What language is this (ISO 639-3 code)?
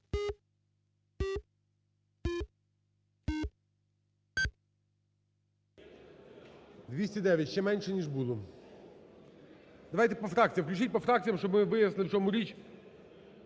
ukr